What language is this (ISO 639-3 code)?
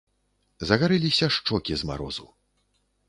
bel